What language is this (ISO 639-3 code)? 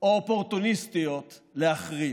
heb